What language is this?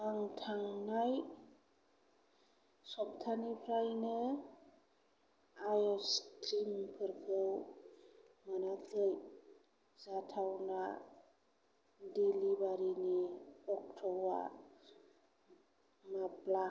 Bodo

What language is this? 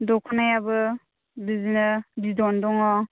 Bodo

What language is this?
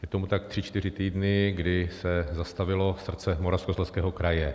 Czech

